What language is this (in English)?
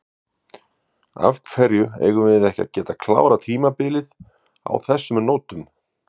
Icelandic